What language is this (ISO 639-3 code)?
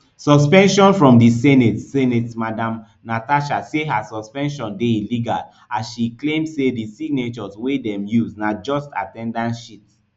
pcm